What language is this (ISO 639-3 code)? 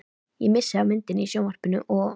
isl